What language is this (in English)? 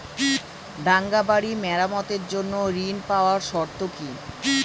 Bangla